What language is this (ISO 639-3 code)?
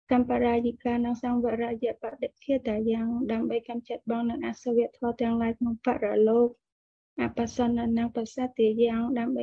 vie